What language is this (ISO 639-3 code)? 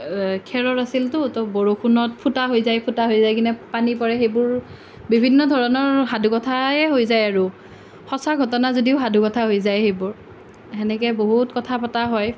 asm